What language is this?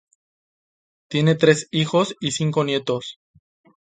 Spanish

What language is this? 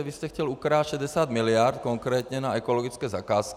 Czech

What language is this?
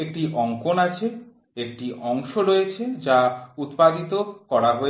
Bangla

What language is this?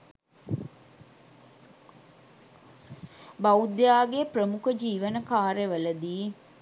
Sinhala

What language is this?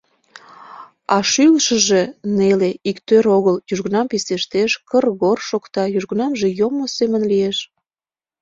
Mari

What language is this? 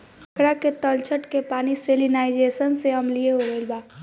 Bhojpuri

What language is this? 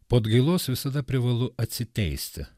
Lithuanian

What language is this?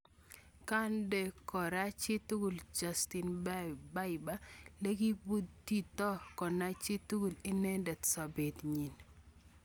Kalenjin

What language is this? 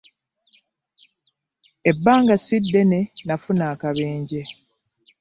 Ganda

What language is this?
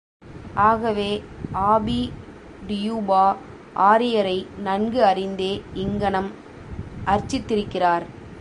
Tamil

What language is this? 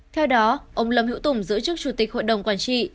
Vietnamese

